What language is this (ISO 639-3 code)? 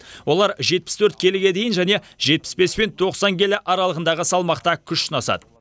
kaz